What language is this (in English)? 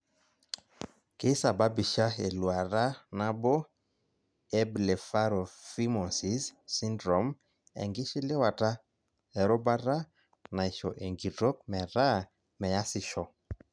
Masai